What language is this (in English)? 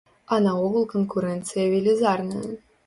Belarusian